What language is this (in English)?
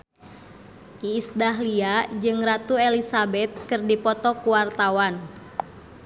Sundanese